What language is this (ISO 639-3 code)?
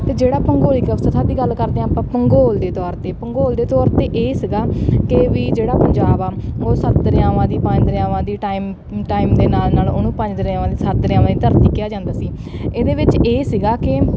pan